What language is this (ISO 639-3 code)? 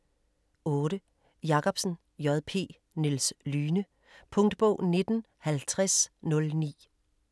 dan